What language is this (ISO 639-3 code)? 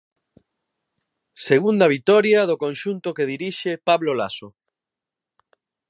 glg